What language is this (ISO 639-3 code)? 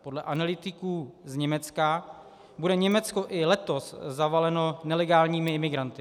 ces